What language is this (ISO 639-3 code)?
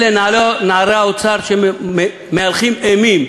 heb